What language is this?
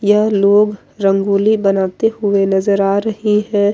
Hindi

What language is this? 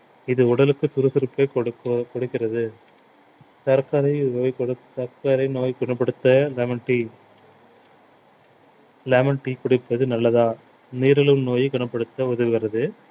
Tamil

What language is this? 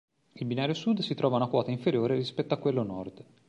Italian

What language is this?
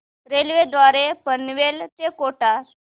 Marathi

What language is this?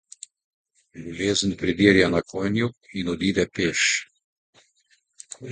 Slovenian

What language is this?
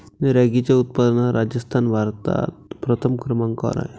Marathi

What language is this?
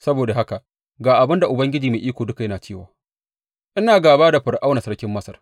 Hausa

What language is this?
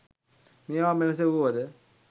Sinhala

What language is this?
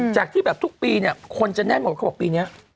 Thai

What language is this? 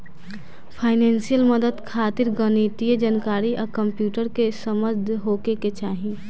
Bhojpuri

